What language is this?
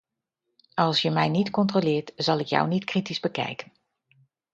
Dutch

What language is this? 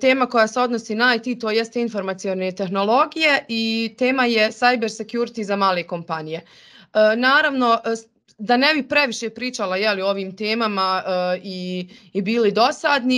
Croatian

